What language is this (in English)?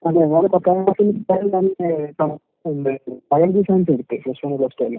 Malayalam